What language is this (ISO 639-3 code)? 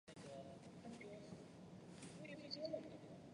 zho